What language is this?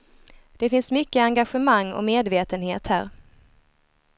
Swedish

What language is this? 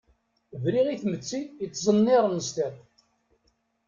Kabyle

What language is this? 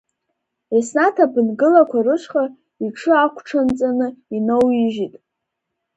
Abkhazian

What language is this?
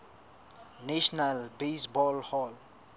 Southern Sotho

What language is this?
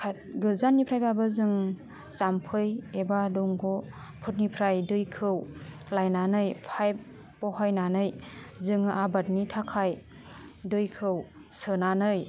Bodo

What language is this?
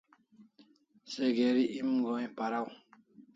Kalasha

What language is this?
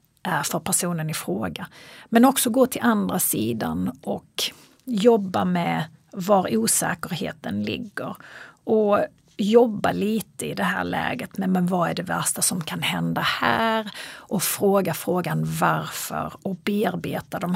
Swedish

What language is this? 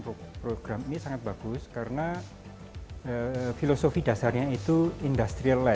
Indonesian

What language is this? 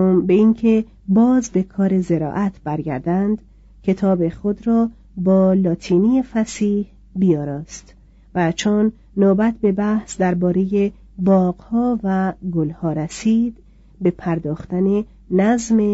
Persian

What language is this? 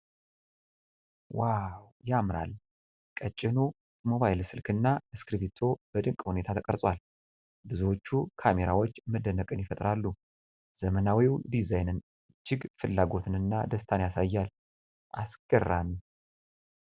Amharic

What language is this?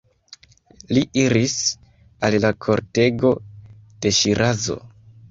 Esperanto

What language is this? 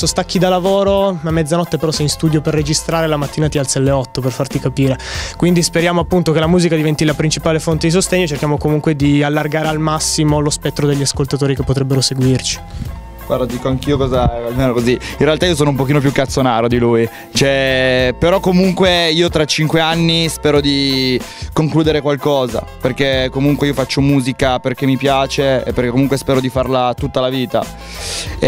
Italian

